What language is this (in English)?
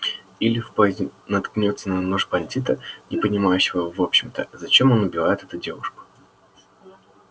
Russian